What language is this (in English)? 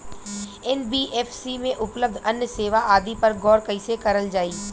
Bhojpuri